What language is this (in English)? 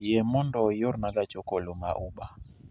Luo (Kenya and Tanzania)